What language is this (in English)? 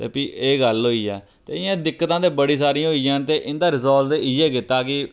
Dogri